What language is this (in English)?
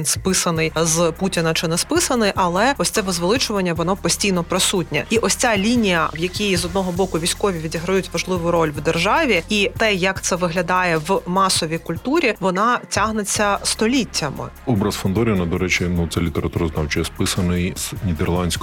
Ukrainian